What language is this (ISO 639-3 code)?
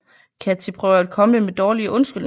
dan